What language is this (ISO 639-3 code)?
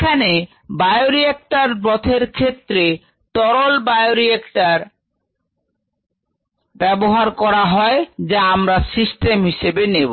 ben